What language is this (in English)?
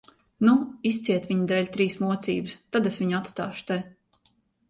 Latvian